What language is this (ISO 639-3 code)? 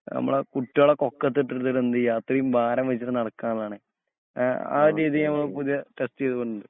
mal